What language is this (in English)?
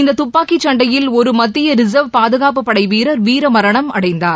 Tamil